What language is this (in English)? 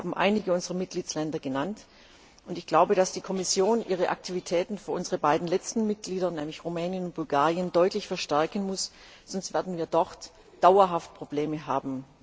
German